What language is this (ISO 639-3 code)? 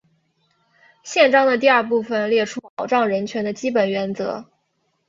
zho